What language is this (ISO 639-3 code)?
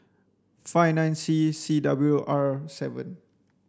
eng